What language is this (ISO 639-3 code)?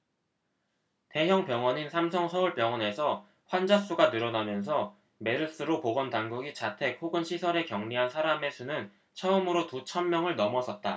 kor